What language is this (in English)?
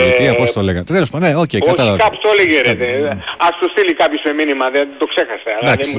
Greek